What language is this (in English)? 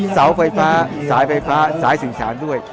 Thai